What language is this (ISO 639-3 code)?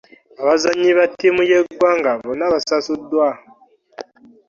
lug